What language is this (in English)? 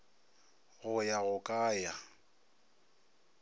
Northern Sotho